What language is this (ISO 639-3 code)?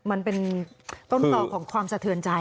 tha